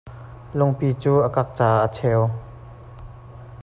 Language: Hakha Chin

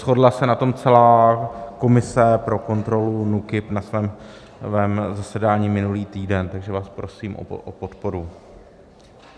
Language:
Czech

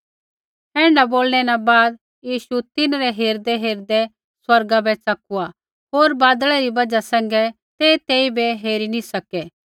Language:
Kullu Pahari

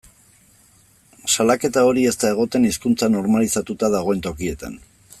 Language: Basque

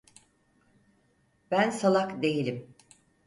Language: Turkish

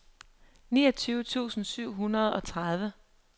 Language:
Danish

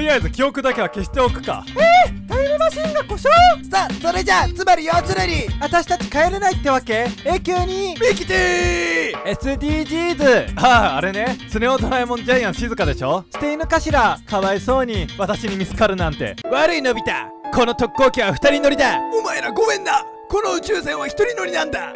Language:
Japanese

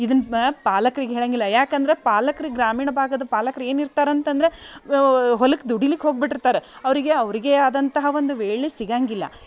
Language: Kannada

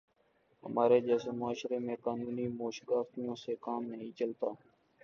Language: Urdu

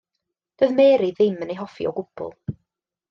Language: Welsh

